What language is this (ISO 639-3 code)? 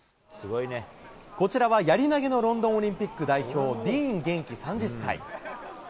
jpn